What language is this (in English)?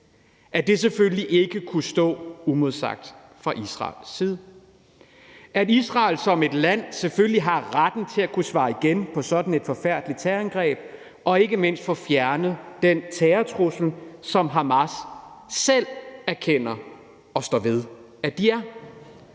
Danish